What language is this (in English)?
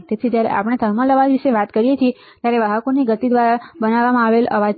Gujarati